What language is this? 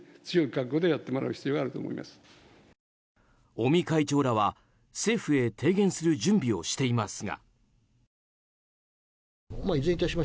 Japanese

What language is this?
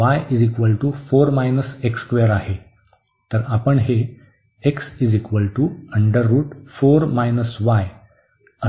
Marathi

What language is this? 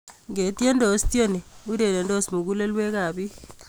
Kalenjin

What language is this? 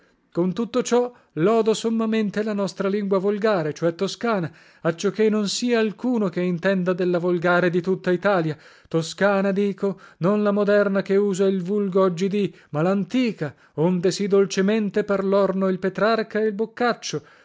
Italian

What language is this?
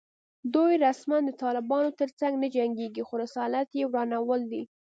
Pashto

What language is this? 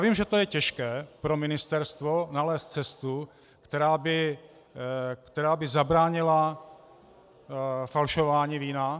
Czech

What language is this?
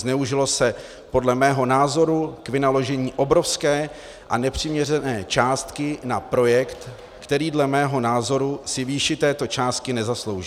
Czech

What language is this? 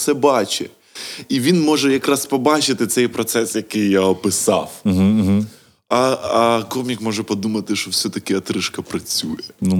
Ukrainian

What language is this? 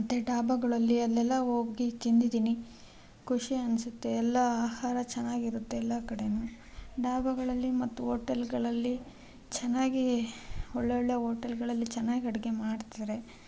Kannada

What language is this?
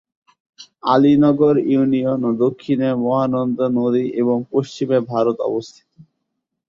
Bangla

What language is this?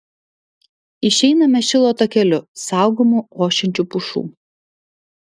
Lithuanian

